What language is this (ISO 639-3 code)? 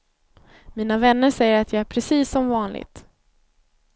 swe